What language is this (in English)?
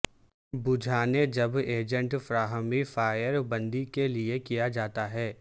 Urdu